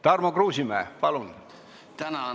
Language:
Estonian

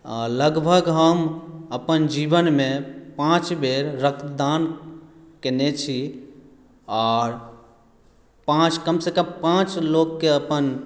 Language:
Maithili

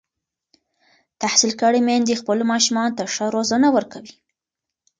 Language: Pashto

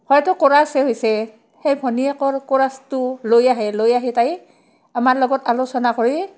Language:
Assamese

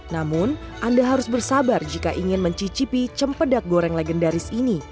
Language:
Indonesian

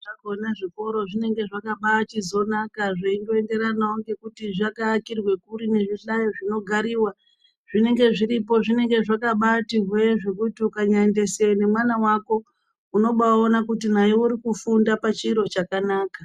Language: Ndau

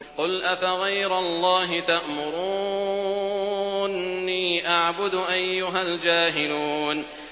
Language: Arabic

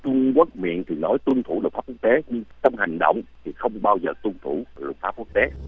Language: Vietnamese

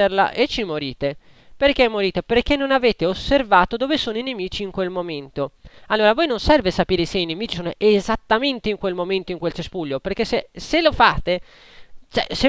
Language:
Italian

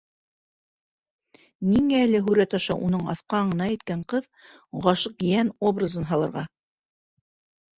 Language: Bashkir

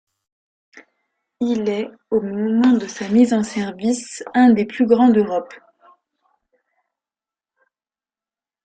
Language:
French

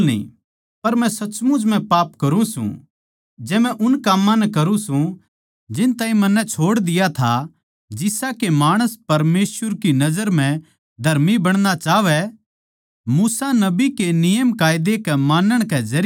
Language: Haryanvi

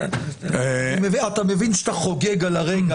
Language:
Hebrew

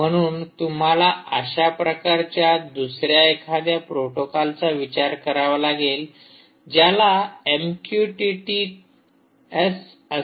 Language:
Marathi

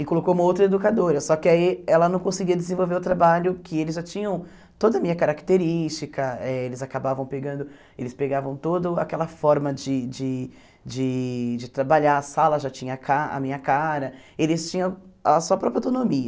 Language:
Portuguese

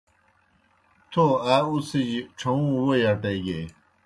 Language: Kohistani Shina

